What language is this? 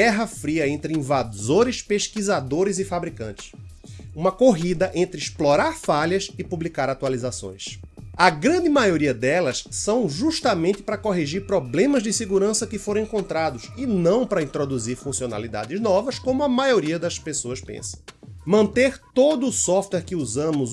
Portuguese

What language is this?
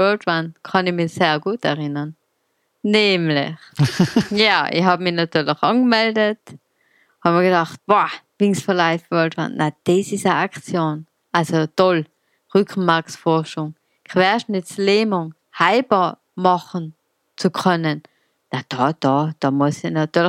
German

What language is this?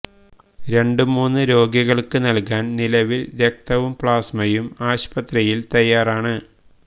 Malayalam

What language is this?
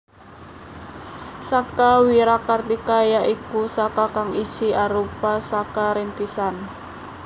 Javanese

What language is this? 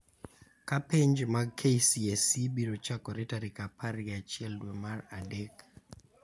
Luo (Kenya and Tanzania)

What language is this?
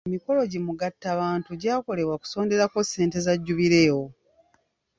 Ganda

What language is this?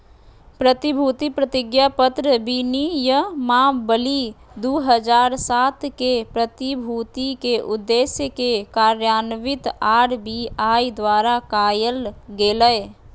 Magahi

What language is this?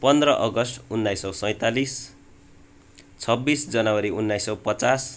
Nepali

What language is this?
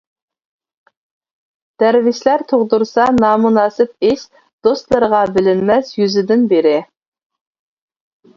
Uyghur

